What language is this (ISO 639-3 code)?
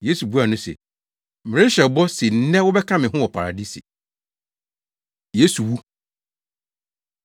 aka